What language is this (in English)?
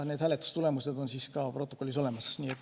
Estonian